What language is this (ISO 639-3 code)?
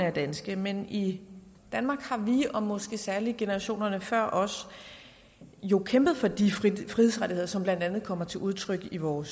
dan